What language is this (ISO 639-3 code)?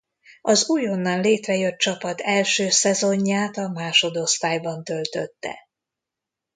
hun